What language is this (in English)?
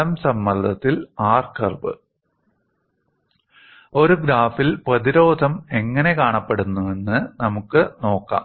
Malayalam